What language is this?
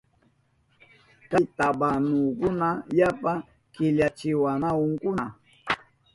Southern Pastaza Quechua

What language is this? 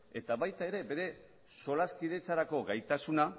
Basque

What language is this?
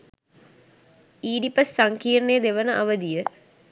Sinhala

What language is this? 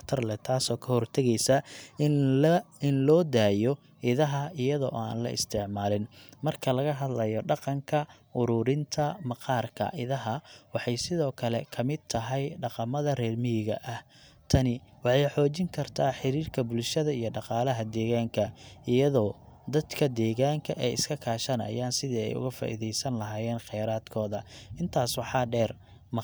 Somali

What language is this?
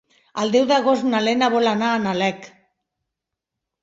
Catalan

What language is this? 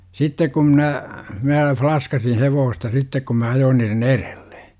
Finnish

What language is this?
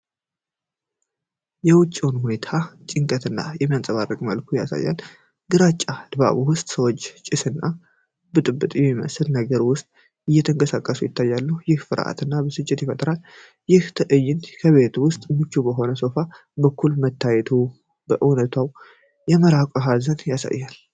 Amharic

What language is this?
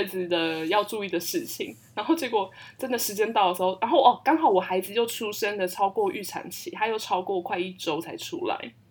Chinese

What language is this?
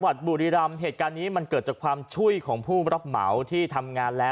Thai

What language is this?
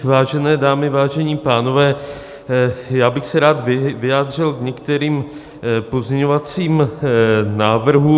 Czech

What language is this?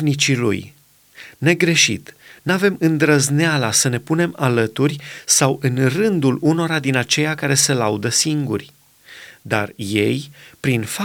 Romanian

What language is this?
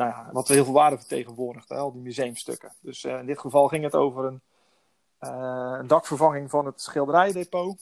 Dutch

